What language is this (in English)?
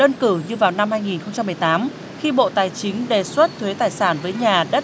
Vietnamese